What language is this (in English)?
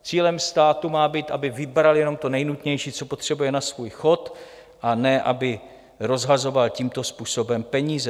Czech